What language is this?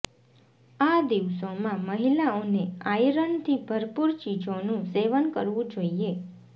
Gujarati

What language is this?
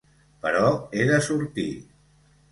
Catalan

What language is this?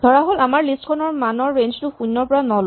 Assamese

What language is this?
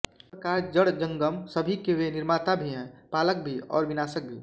Hindi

